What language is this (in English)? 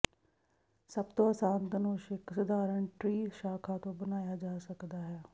Punjabi